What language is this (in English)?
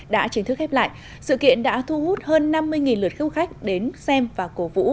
Vietnamese